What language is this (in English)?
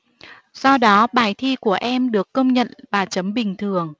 Vietnamese